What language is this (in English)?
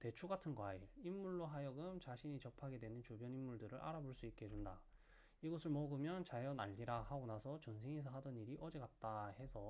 Korean